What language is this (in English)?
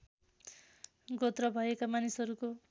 Nepali